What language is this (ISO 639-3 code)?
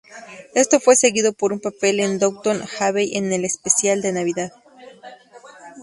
spa